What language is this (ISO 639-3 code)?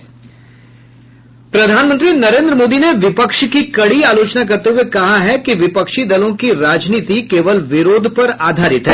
hin